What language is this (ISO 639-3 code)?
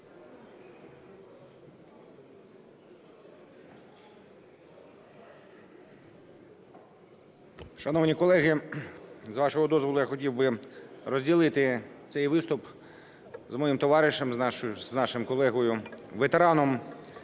ukr